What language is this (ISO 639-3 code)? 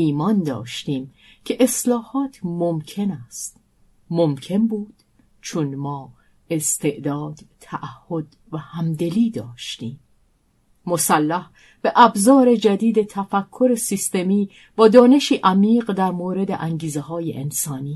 fas